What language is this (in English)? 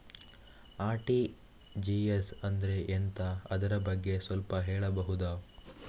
Kannada